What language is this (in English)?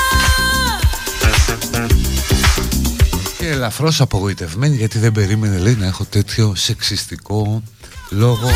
Greek